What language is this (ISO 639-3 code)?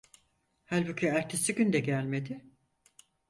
tur